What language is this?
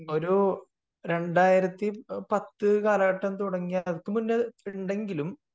Malayalam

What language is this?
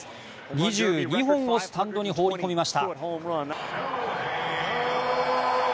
Japanese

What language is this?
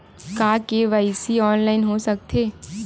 Chhattisgarhi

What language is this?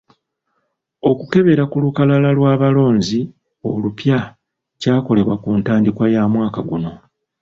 Ganda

